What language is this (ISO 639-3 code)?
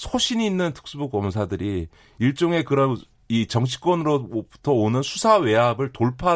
kor